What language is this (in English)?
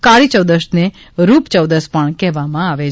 Gujarati